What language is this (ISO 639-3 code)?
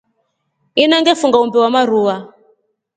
rof